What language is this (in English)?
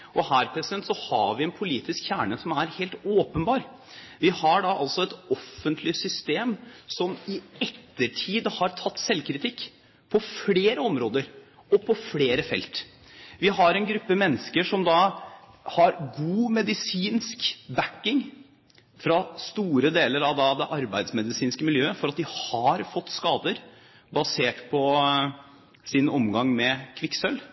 Norwegian Bokmål